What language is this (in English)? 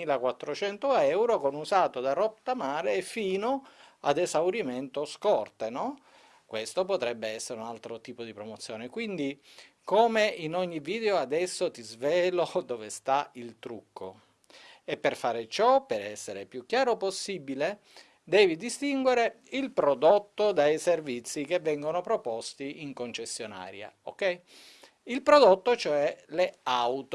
Italian